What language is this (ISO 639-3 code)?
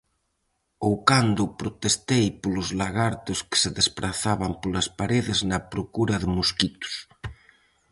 glg